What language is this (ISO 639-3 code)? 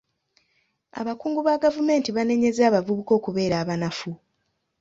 lug